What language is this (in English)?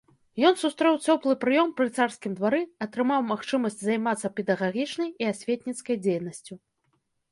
Belarusian